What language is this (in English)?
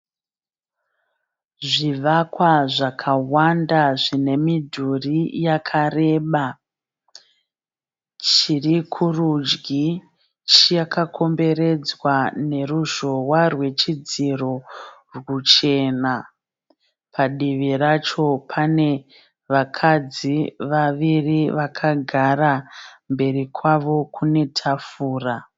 Shona